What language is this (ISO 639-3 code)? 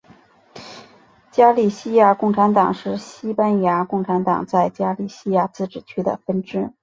zho